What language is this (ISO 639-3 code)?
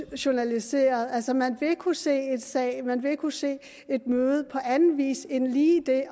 dan